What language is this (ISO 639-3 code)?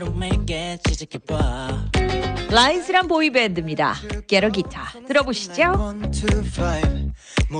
kor